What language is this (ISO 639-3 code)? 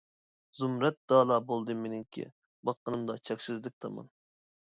uig